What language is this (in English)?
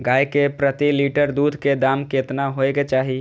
Maithili